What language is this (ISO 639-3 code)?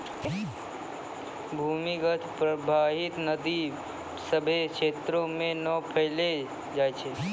mai